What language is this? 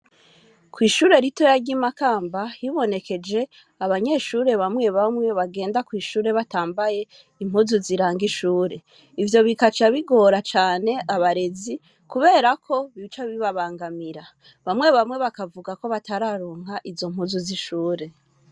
Rundi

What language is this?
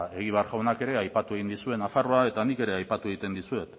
Basque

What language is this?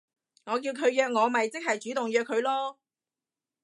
Cantonese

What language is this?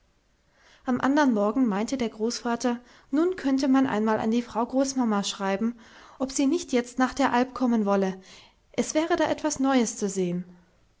German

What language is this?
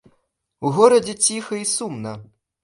Belarusian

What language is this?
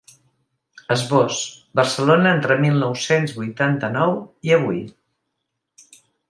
Catalan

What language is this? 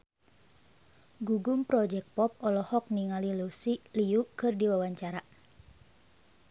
Sundanese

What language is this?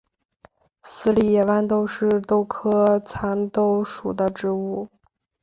Chinese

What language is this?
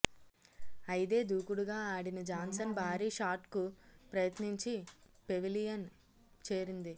Telugu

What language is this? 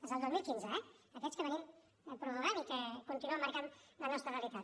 Catalan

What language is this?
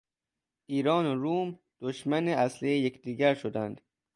Persian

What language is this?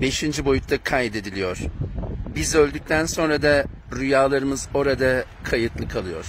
Turkish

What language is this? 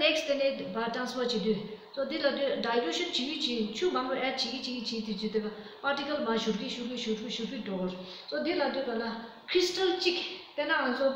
Romanian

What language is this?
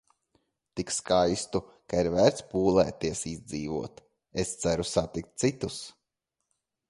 Latvian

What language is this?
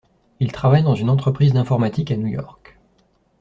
French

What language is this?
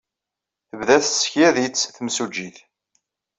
Kabyle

